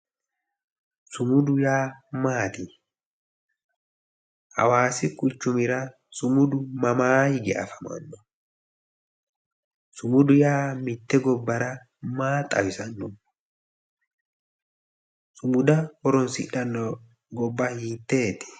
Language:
Sidamo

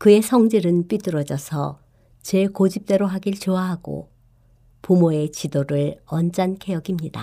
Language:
Korean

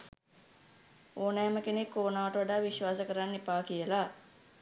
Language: Sinhala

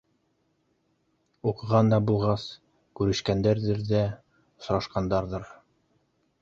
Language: Bashkir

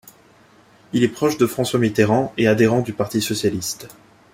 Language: French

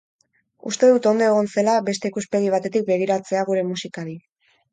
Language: Basque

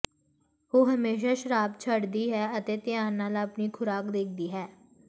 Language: Punjabi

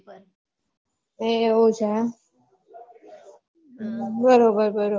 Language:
Gujarati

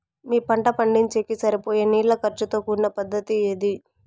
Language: Telugu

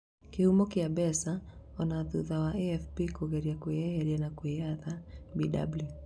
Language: Kikuyu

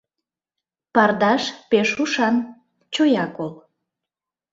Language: Mari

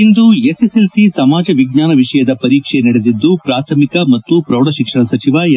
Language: Kannada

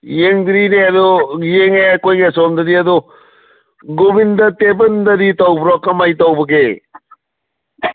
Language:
Manipuri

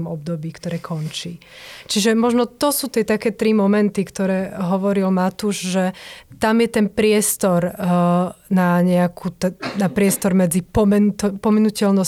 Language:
Slovak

